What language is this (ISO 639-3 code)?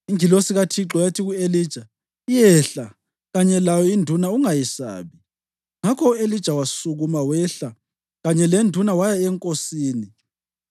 nde